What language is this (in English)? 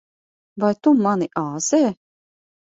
Latvian